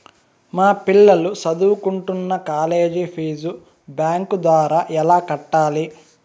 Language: Telugu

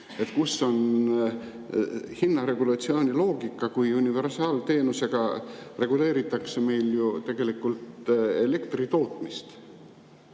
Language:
Estonian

